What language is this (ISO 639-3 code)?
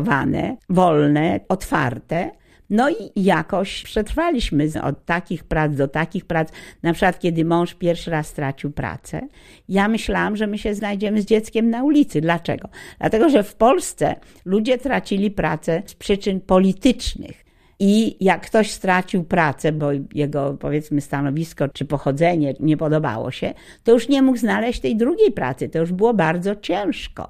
pol